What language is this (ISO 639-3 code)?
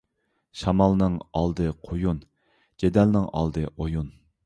uig